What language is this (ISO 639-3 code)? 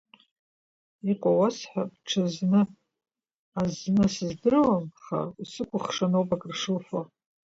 abk